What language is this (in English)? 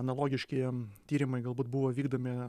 Lithuanian